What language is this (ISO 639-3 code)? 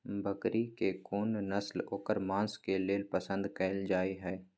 mai